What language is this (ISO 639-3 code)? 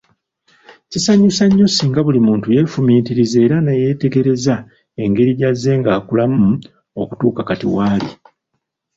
lug